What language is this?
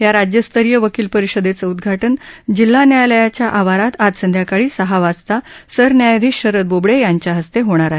Marathi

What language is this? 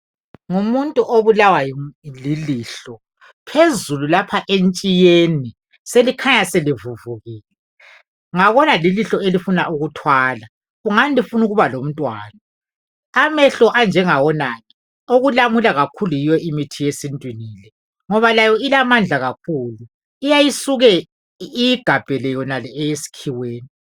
North Ndebele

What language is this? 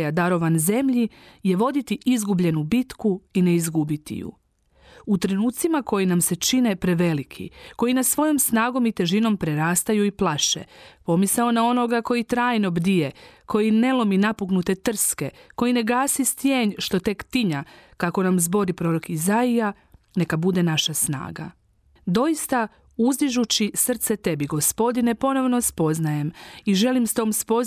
Croatian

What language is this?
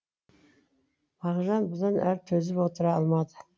Kazakh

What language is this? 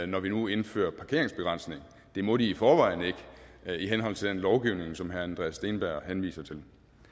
Danish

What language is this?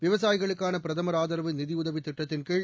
Tamil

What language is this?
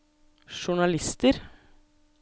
Norwegian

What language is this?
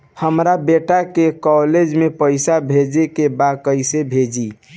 Bhojpuri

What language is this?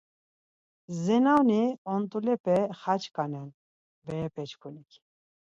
Laz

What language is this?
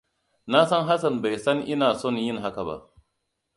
Hausa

